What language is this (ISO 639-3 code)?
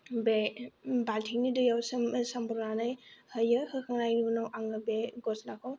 brx